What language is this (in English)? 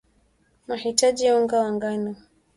Swahili